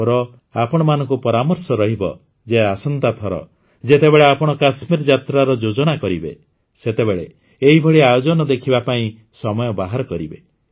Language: Odia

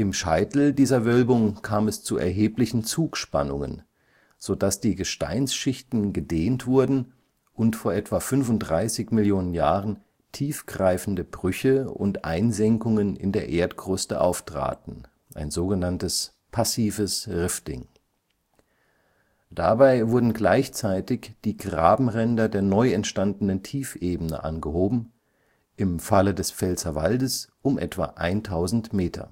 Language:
German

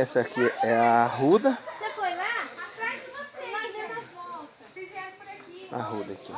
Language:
Portuguese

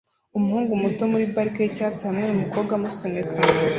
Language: Kinyarwanda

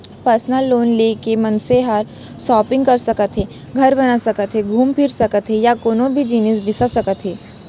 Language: Chhattisgarhi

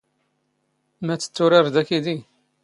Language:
Standard Moroccan Tamazight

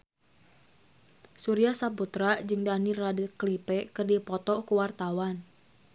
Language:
Sundanese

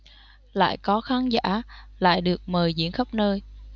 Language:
Vietnamese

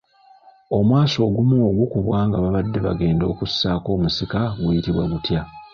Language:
Ganda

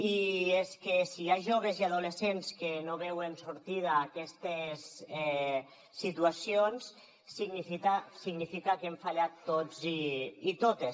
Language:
Catalan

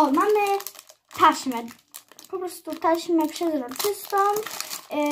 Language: Polish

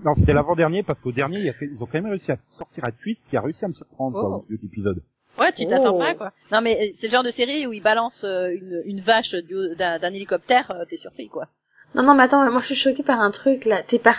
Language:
French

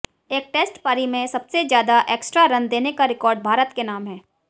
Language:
Hindi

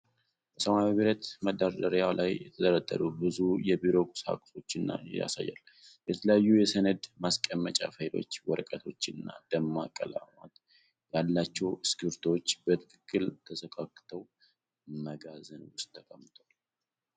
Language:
Amharic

